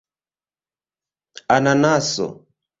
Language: Esperanto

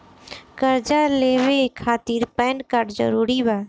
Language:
Bhojpuri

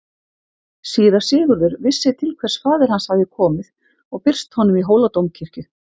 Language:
Icelandic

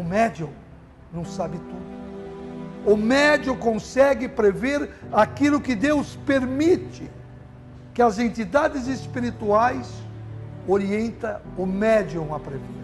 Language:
Portuguese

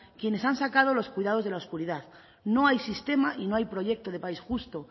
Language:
Spanish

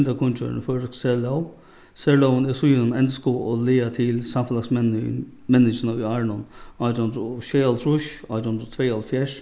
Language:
Faroese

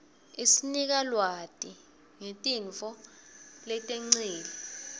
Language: Swati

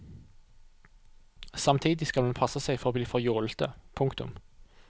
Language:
Norwegian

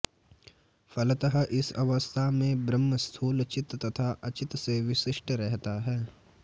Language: Sanskrit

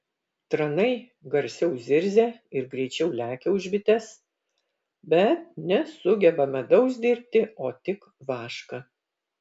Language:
Lithuanian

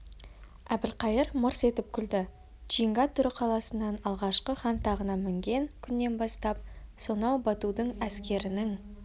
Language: Kazakh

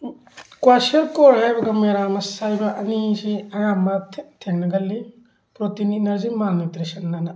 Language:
Manipuri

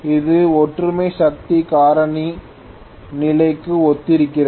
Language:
Tamil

